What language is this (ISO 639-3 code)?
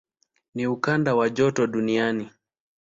swa